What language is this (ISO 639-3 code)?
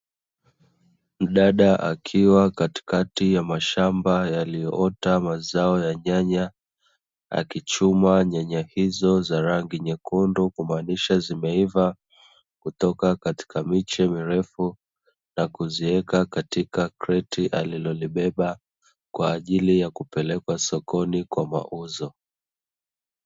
swa